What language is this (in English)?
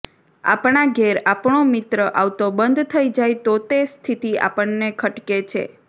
Gujarati